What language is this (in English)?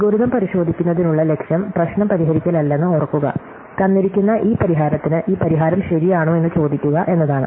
Malayalam